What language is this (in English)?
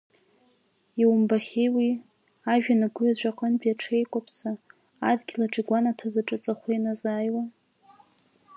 Abkhazian